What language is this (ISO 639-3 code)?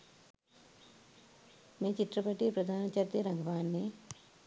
sin